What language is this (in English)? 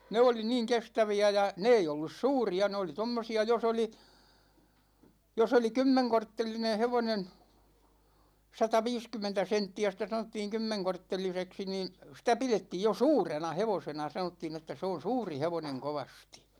Finnish